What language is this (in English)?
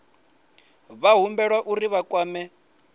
Venda